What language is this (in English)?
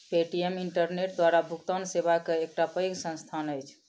Maithili